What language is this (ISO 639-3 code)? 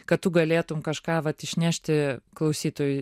lit